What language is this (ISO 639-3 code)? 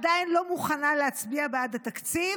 heb